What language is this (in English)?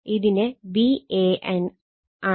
Malayalam